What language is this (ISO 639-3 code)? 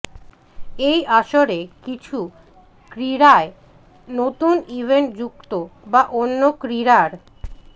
ben